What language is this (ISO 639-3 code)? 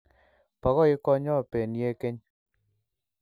kln